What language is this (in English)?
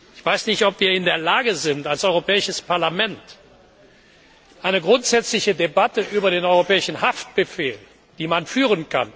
German